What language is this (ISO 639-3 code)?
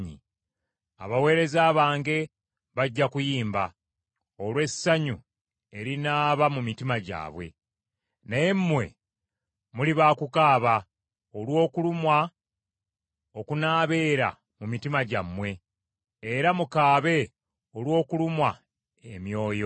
lug